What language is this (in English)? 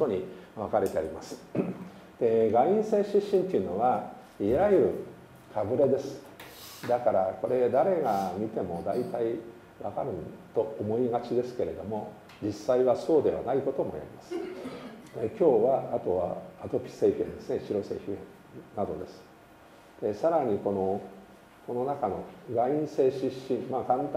Japanese